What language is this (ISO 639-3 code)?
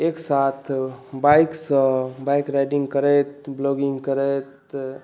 mai